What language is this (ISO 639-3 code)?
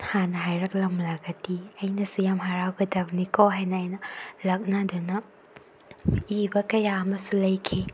mni